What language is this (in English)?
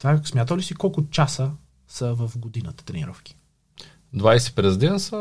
Bulgarian